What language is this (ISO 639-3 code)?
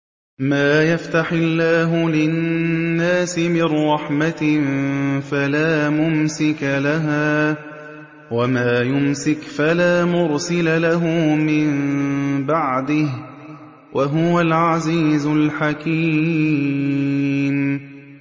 ara